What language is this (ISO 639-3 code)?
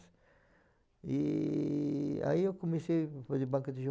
por